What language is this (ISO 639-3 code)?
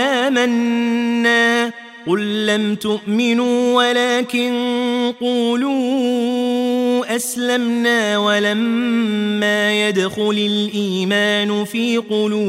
ara